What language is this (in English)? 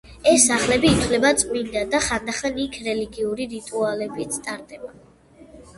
Georgian